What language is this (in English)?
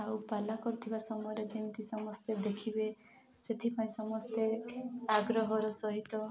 Odia